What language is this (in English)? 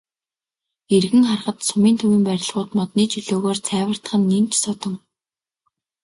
Mongolian